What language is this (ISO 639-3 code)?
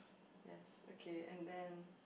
eng